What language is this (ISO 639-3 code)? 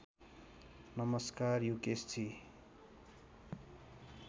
nep